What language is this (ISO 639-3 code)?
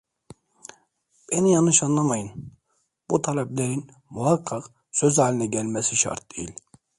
tur